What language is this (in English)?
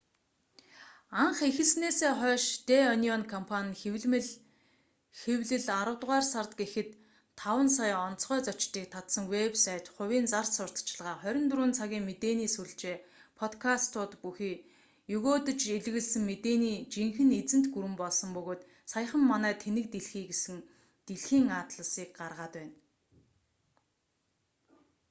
Mongolian